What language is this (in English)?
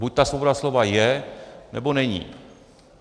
Czech